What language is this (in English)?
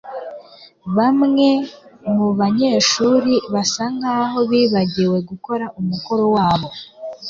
Kinyarwanda